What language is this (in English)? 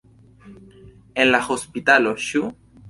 Esperanto